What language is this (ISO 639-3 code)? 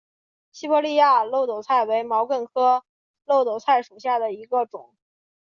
zho